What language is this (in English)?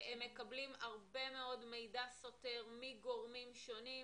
Hebrew